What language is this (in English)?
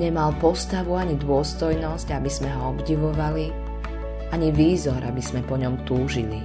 Slovak